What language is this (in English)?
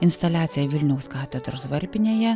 Lithuanian